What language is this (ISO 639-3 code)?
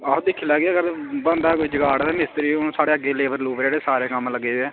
doi